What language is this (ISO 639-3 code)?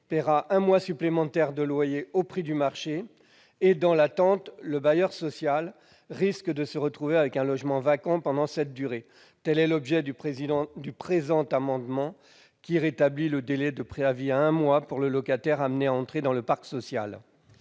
fra